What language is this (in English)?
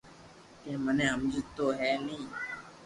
Loarki